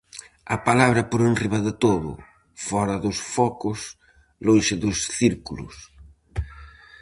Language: Galician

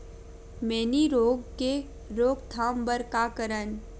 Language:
Chhattisgarhi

